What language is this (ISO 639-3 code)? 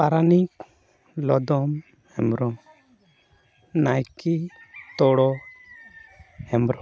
sat